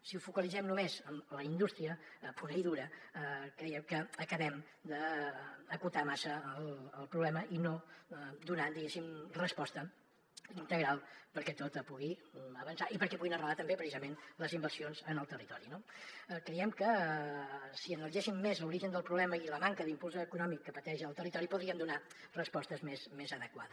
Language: Catalan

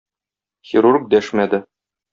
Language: Tatar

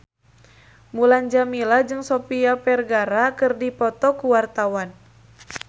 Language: Sundanese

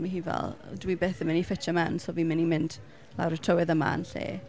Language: Welsh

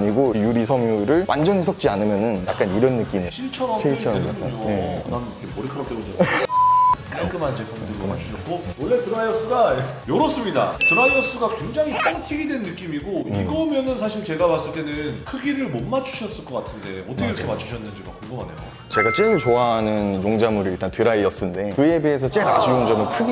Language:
Korean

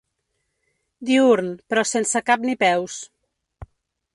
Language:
Catalan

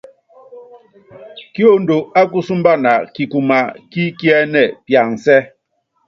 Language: Yangben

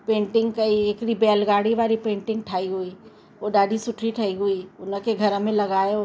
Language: Sindhi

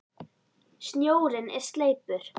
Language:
Icelandic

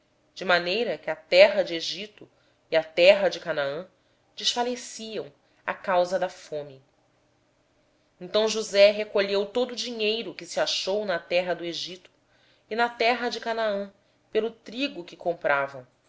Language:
Portuguese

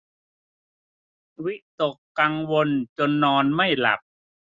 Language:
Thai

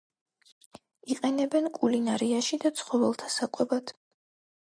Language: Georgian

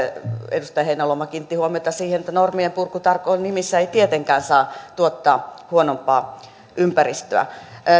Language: Finnish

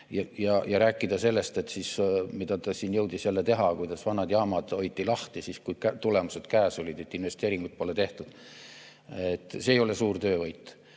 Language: Estonian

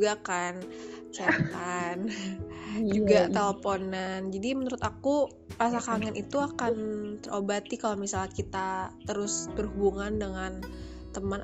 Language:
Indonesian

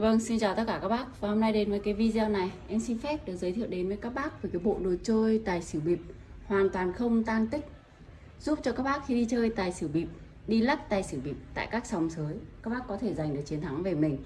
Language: Vietnamese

